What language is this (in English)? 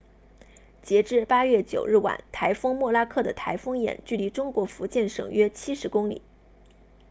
Chinese